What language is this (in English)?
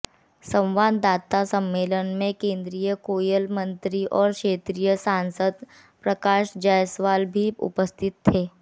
Hindi